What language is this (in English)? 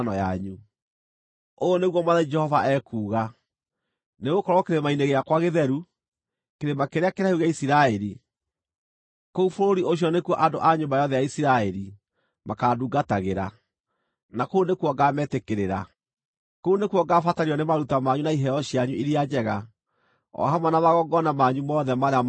Kikuyu